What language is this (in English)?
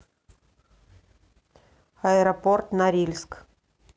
Russian